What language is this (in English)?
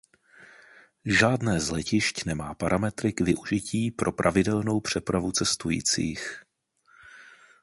Czech